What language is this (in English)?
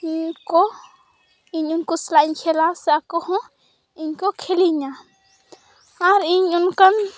Santali